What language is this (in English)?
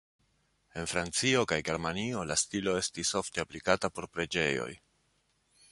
Esperanto